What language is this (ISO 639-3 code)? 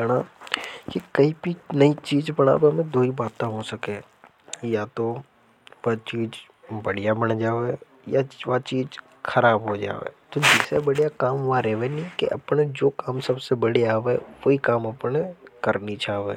hoj